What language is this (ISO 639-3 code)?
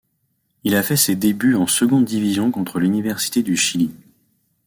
fra